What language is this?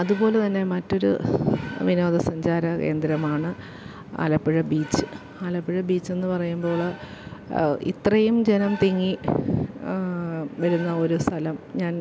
Malayalam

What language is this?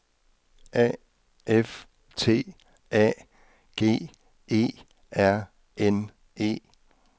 Danish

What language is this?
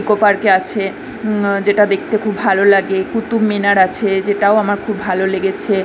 Bangla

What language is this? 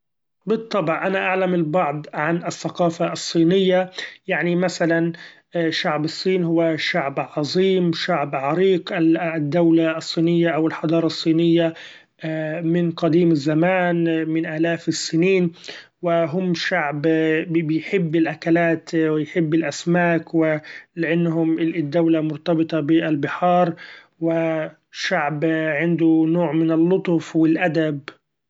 Gulf Arabic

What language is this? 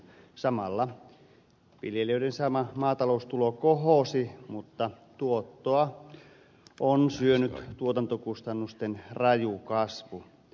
Finnish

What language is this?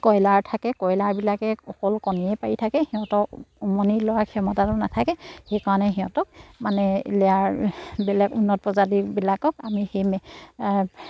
Assamese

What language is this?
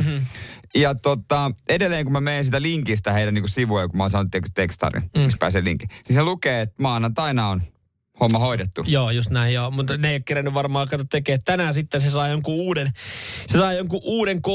Finnish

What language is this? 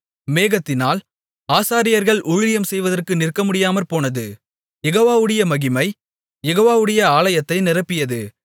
Tamil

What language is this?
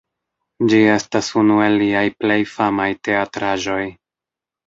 Esperanto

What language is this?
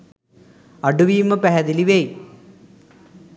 Sinhala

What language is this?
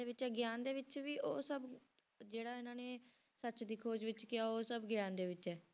Punjabi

